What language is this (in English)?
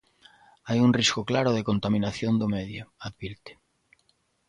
Galician